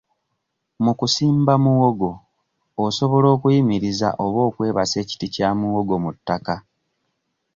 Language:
Ganda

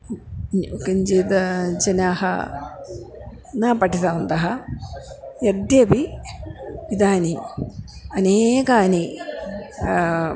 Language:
Sanskrit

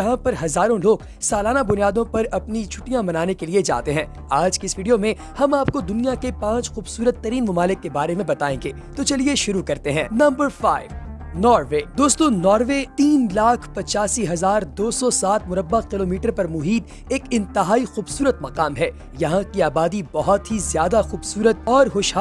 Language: Urdu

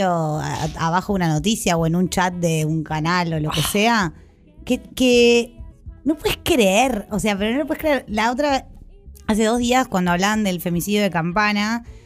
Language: Spanish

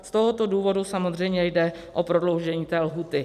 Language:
Czech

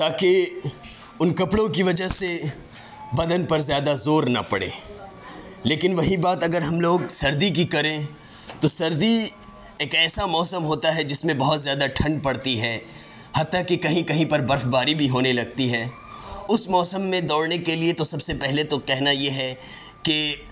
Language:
Urdu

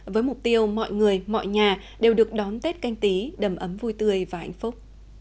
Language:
Vietnamese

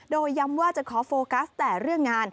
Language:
Thai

